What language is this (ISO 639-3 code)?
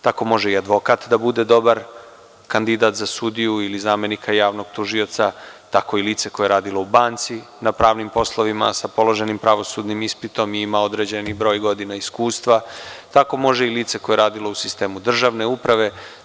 srp